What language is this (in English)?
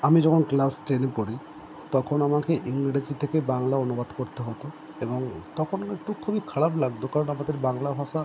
Bangla